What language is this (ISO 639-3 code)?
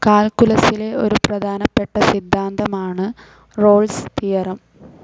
mal